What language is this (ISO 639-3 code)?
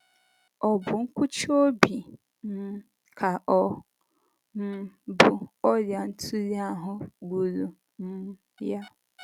ibo